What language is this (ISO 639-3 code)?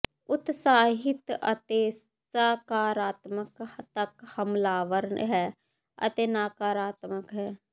pan